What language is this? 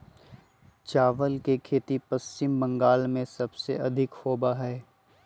Magahi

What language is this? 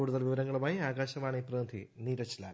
Malayalam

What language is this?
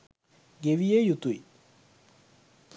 Sinhala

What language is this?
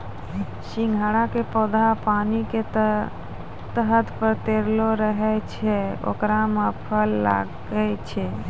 Maithili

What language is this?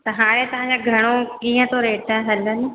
Sindhi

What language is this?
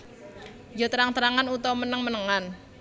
Javanese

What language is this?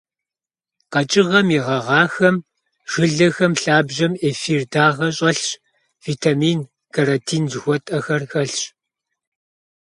Kabardian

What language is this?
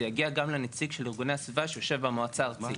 Hebrew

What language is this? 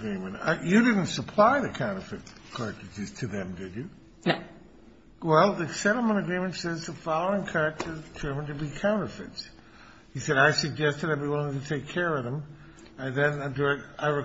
English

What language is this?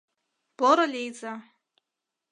Mari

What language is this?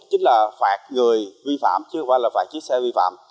Vietnamese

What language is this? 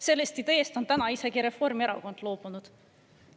Estonian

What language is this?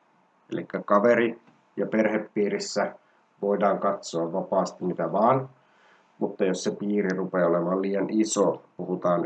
Finnish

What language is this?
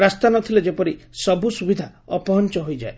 Odia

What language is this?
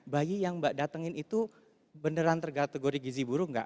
Indonesian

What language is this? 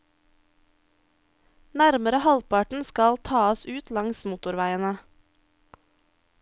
Norwegian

